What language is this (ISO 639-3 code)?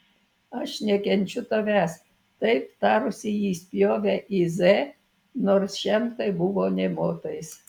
lit